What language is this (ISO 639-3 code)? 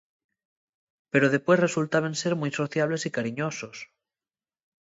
ast